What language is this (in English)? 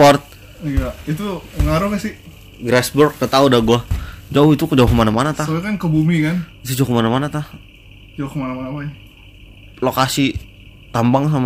Indonesian